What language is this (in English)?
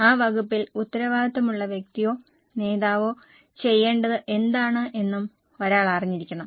Malayalam